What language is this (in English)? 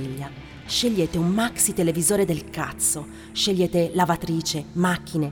Italian